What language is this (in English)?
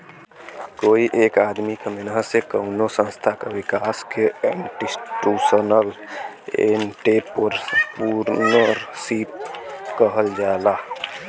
Bhojpuri